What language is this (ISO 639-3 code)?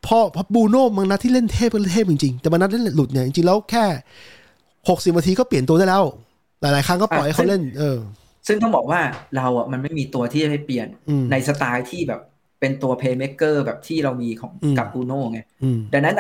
tha